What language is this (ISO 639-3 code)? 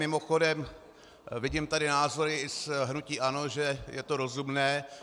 ces